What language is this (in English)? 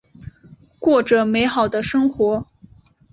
Chinese